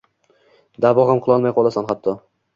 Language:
Uzbek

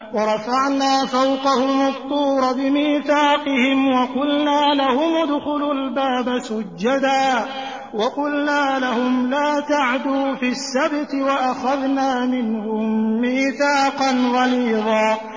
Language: Arabic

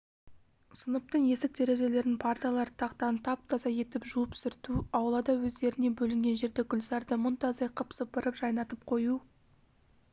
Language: Kazakh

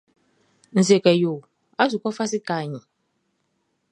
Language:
Baoulé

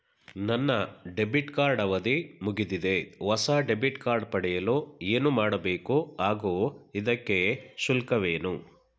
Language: Kannada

